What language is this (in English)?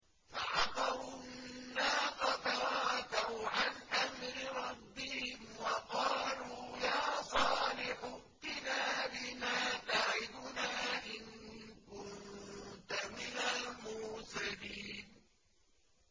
Arabic